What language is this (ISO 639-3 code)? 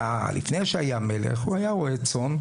heb